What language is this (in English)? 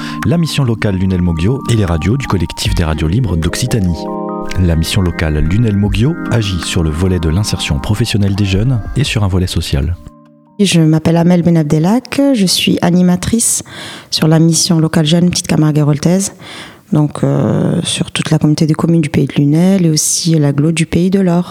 French